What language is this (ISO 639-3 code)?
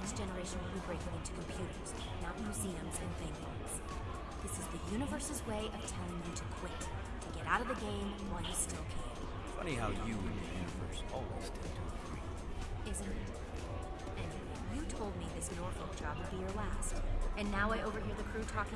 por